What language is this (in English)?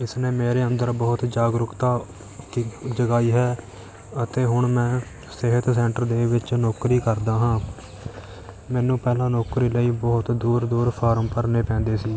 Punjabi